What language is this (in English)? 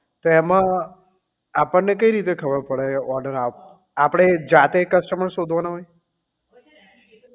Gujarati